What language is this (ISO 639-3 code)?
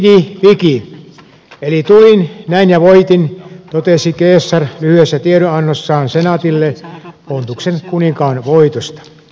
fin